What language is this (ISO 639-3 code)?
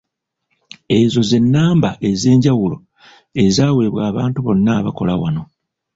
lug